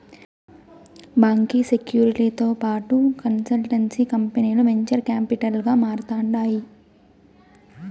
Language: Telugu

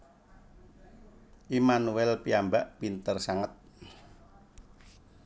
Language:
Javanese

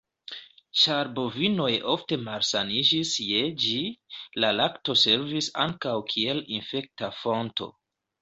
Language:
Esperanto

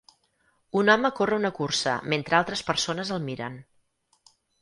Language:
Catalan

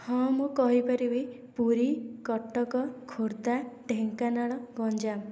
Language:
Odia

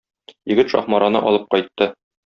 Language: Tatar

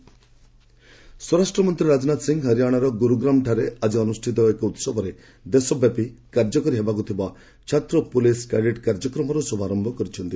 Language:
Odia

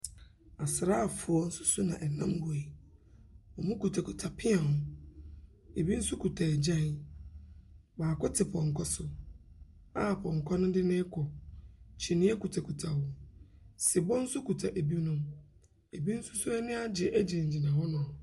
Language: Akan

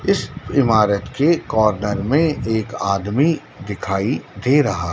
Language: Hindi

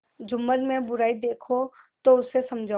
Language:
Hindi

